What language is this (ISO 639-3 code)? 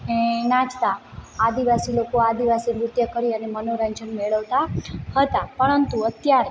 guj